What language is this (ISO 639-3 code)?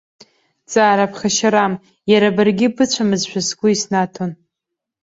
abk